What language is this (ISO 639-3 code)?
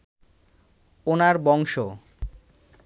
ben